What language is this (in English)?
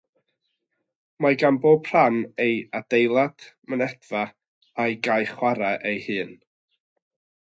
Welsh